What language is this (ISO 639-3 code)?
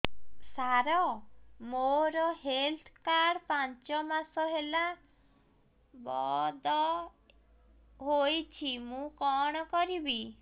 ori